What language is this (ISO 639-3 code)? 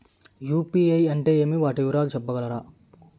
tel